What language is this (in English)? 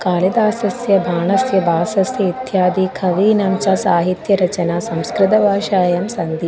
Sanskrit